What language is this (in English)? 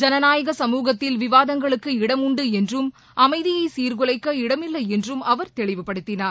Tamil